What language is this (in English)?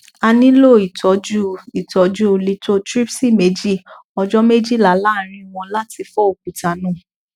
Yoruba